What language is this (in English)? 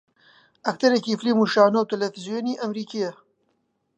Central Kurdish